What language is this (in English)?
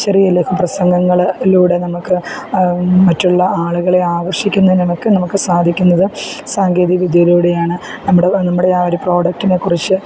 Malayalam